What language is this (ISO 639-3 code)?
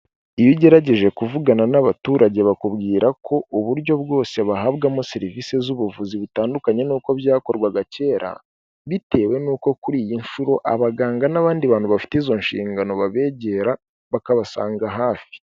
kin